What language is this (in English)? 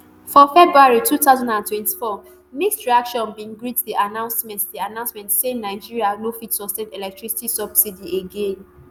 Nigerian Pidgin